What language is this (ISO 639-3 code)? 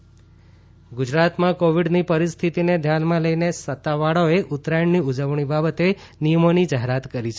guj